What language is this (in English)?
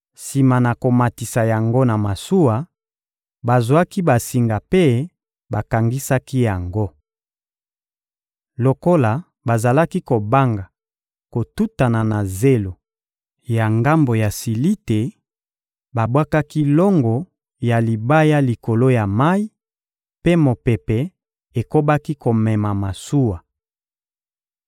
Lingala